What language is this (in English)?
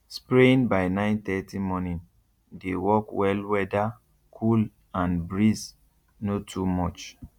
Nigerian Pidgin